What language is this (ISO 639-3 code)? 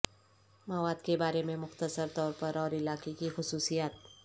urd